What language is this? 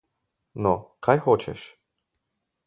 Slovenian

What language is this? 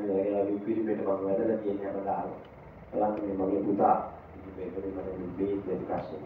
Thai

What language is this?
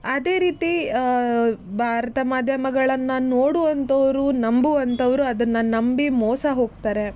Kannada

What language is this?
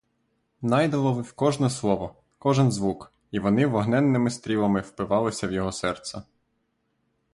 Ukrainian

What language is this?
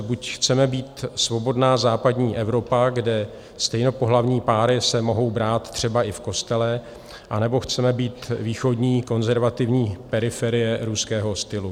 Czech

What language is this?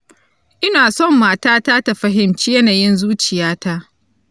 Hausa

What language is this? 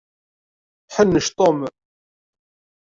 Kabyle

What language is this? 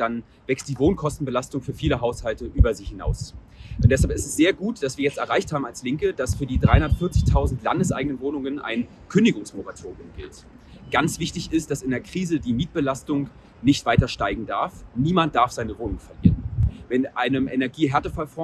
German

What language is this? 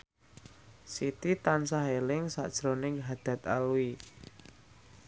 Javanese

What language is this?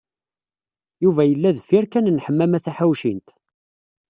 Kabyle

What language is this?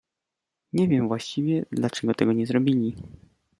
Polish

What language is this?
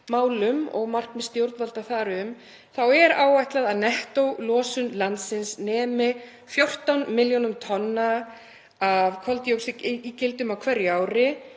Icelandic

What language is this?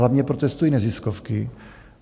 Czech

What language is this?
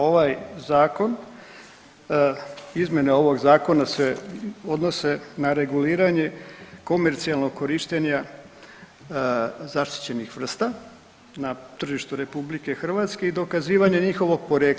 Croatian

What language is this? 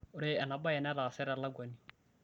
Masai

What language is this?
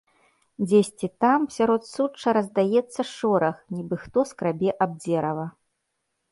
Belarusian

